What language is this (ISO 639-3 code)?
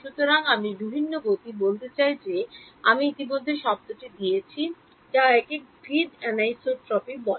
ben